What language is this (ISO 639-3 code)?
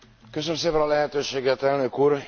hun